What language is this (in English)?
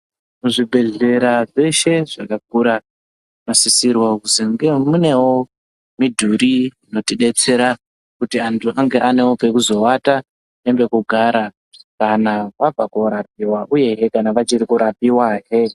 Ndau